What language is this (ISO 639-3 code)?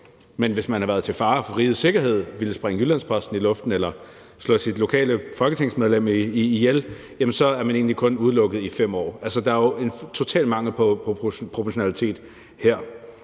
dan